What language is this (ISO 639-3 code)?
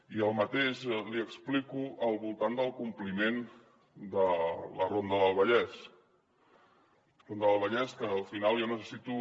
cat